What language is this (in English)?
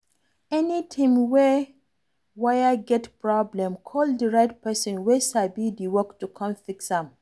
Nigerian Pidgin